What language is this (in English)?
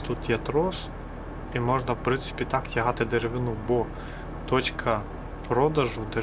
Ukrainian